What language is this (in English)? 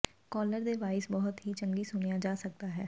Punjabi